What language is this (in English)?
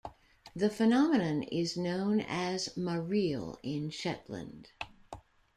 English